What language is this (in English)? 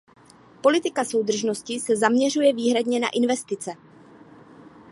Czech